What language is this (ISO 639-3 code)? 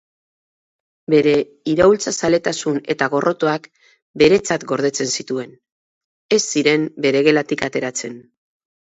eus